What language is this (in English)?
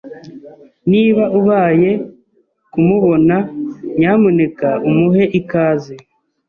Kinyarwanda